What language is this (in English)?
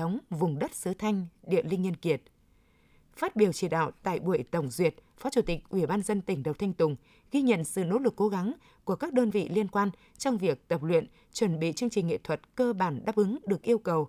Vietnamese